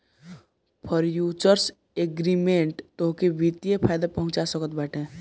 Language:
Bhojpuri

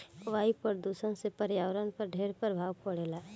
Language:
Bhojpuri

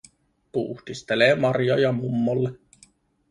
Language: Finnish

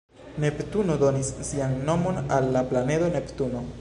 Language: Esperanto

